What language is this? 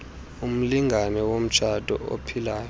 Xhosa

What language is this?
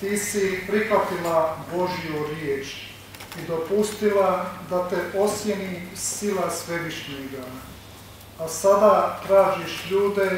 Romanian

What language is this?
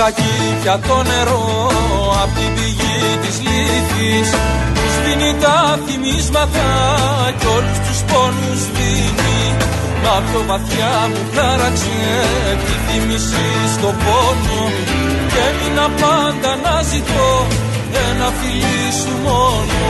Greek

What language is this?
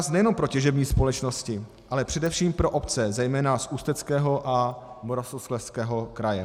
Czech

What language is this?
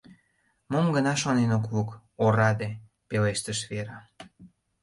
Mari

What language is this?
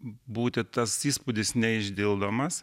Lithuanian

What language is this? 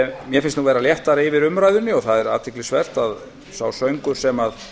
Icelandic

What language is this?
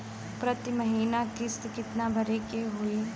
Bhojpuri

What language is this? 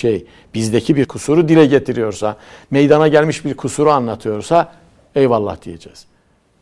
Turkish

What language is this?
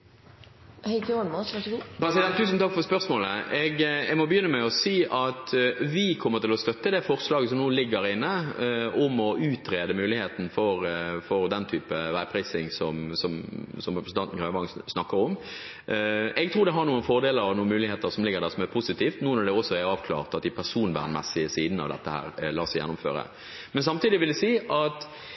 Norwegian Bokmål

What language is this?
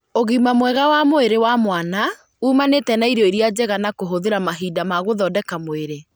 Kikuyu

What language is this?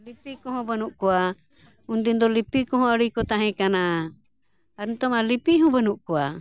Santali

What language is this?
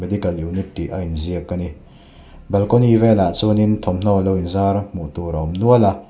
Mizo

